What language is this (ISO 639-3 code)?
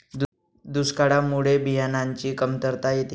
mar